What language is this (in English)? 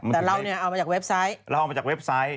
Thai